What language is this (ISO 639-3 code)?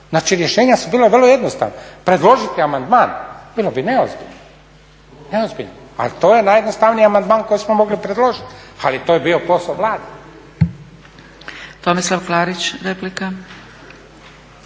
hrv